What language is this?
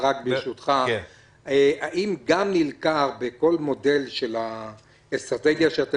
Hebrew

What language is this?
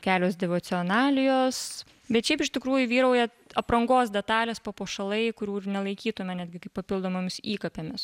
Lithuanian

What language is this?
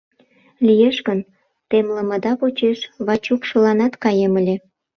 Mari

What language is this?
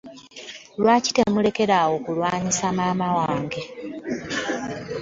Ganda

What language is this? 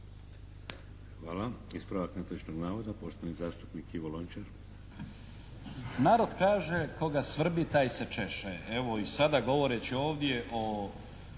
Croatian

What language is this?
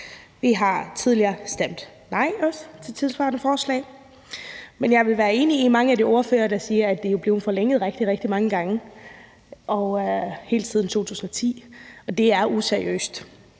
Danish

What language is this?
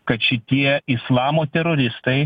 Lithuanian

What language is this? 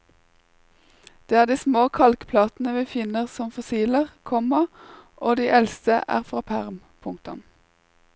Norwegian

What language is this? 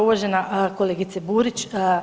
Croatian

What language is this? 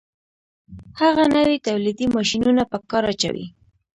Pashto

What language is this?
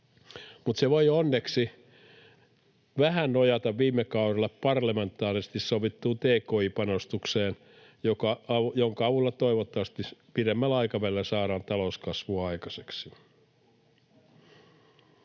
Finnish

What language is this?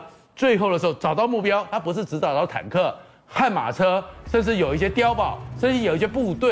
Chinese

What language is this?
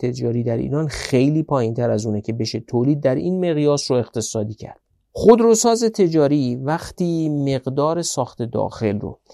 Persian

